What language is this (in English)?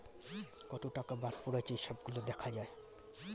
Bangla